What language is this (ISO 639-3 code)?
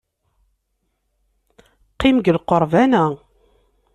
kab